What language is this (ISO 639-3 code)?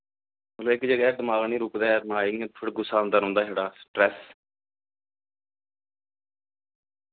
doi